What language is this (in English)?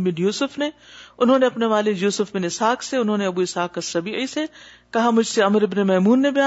Urdu